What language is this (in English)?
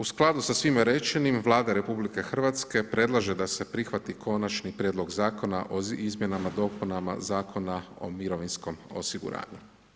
Croatian